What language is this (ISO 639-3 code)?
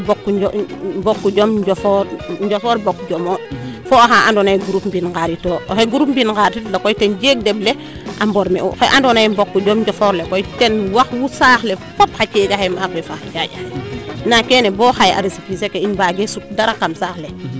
srr